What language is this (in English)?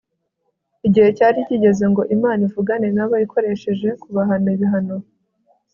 Kinyarwanda